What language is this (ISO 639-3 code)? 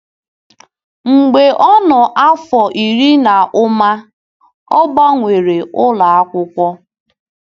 ibo